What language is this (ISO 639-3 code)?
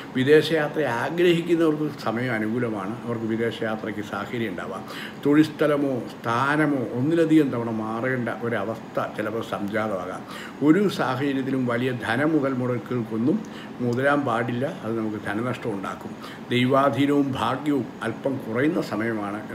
hin